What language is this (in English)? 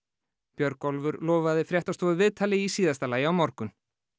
Icelandic